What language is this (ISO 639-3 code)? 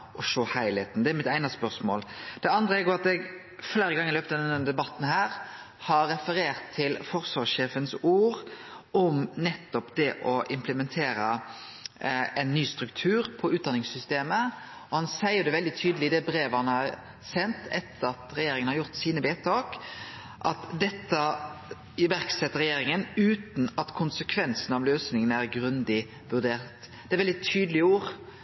nno